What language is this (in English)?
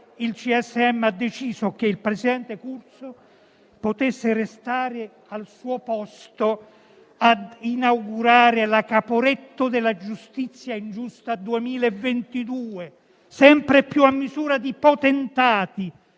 Italian